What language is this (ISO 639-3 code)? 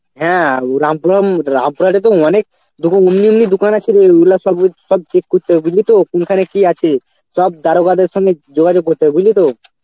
ben